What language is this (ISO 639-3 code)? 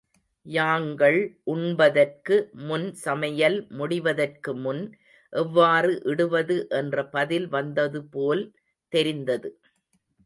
tam